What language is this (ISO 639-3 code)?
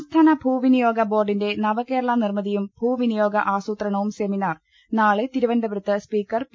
mal